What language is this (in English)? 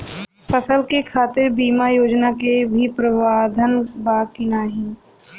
Bhojpuri